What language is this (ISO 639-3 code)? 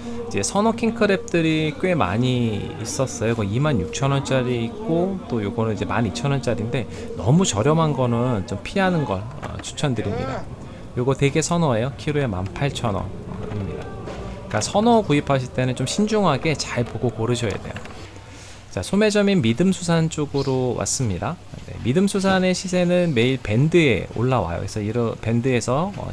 kor